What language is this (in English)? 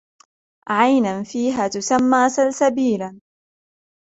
Arabic